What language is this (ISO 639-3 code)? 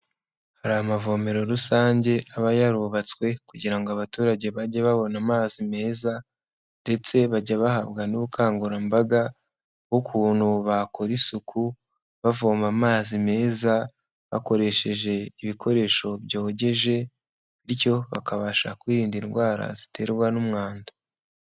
kin